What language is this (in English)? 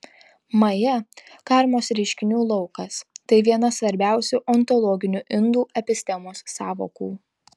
Lithuanian